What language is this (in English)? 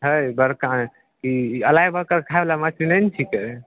Maithili